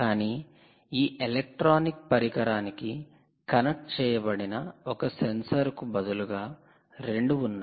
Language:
Telugu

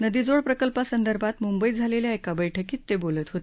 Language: Marathi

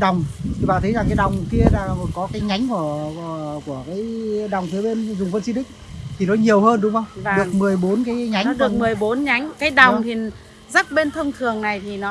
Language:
Vietnamese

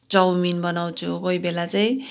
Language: Nepali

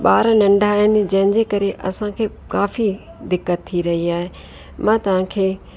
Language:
Sindhi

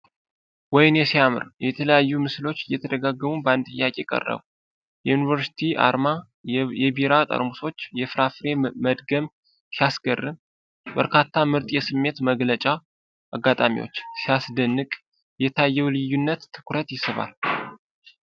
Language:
Amharic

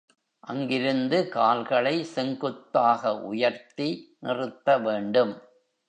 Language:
Tamil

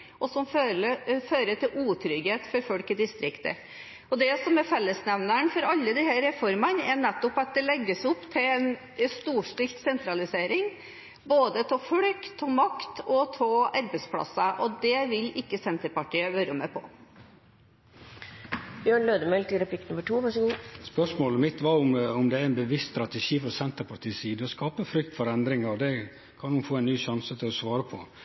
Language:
Norwegian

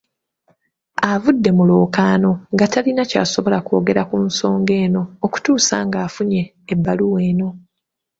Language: Ganda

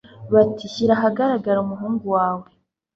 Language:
Kinyarwanda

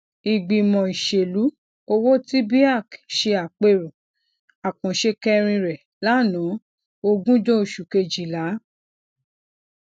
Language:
Yoruba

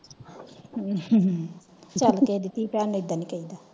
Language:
Punjabi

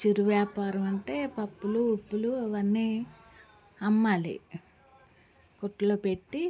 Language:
Telugu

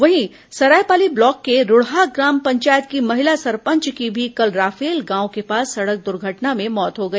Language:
Hindi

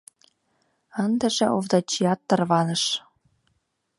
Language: Mari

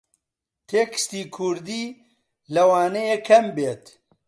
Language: Central Kurdish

